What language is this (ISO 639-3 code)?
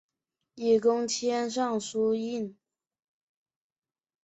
zho